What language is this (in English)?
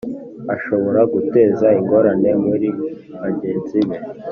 Kinyarwanda